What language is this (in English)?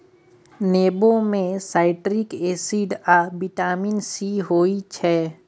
Maithili